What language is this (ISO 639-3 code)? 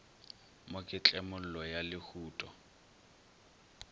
nso